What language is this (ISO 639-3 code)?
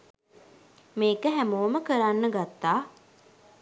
sin